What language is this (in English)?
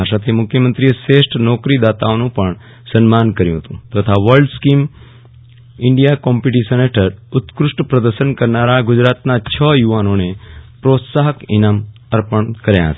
Gujarati